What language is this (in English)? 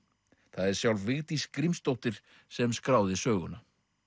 Icelandic